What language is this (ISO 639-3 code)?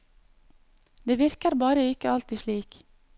nor